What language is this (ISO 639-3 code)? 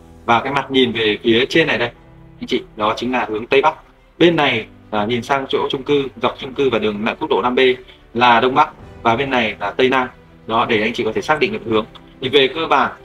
vie